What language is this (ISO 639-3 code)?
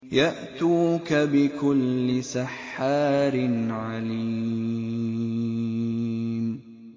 ara